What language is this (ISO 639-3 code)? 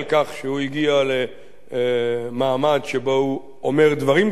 heb